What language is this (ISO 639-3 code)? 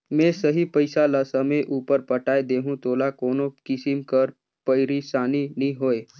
hne